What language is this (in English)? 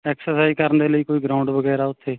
Punjabi